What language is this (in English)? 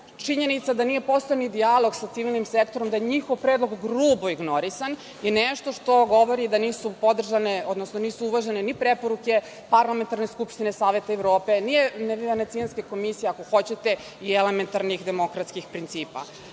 Serbian